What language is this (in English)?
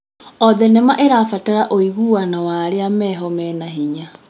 Kikuyu